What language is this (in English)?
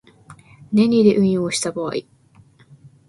Japanese